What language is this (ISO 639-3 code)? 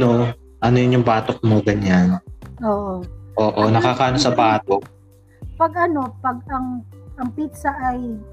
fil